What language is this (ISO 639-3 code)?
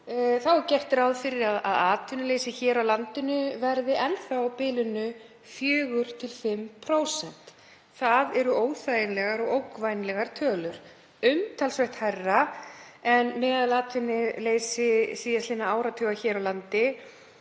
isl